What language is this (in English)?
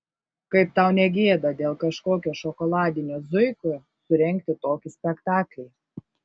Lithuanian